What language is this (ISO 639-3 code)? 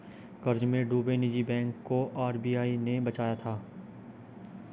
hin